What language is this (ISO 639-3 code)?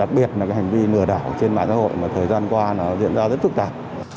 vie